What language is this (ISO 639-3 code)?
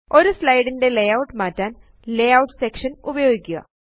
mal